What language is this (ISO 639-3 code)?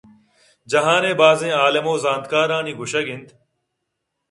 bgp